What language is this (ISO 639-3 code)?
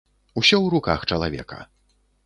bel